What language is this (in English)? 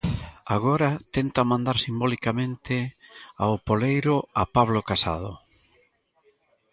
Galician